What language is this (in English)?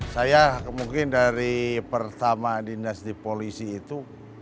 Indonesian